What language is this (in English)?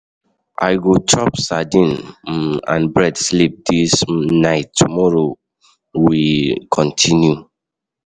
Nigerian Pidgin